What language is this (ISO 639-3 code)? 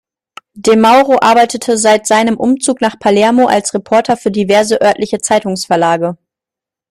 deu